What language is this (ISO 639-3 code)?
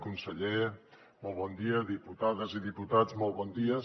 cat